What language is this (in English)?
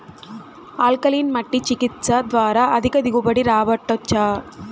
Telugu